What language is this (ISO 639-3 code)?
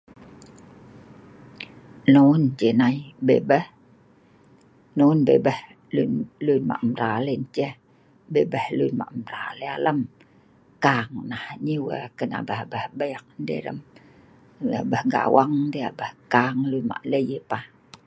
snv